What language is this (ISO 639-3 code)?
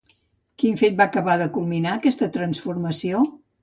cat